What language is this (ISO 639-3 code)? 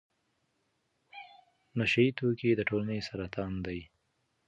pus